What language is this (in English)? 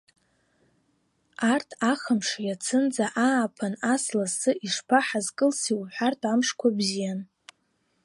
Abkhazian